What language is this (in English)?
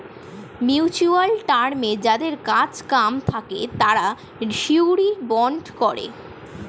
Bangla